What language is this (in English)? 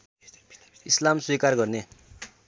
Nepali